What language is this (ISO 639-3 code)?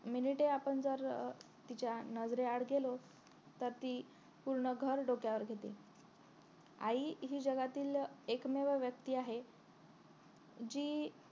mar